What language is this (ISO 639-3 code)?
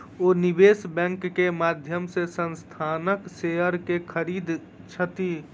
mai